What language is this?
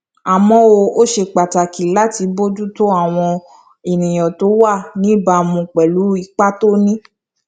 Yoruba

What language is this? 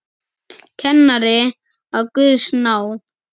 Icelandic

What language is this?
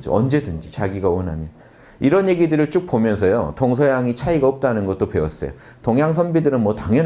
Korean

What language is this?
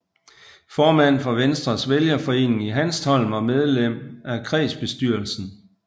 Danish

